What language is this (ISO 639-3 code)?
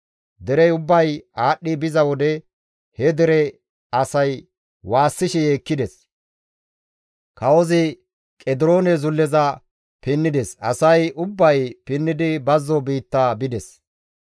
gmv